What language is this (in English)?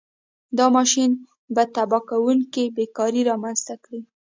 Pashto